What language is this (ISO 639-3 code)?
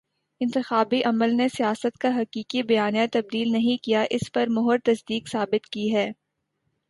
urd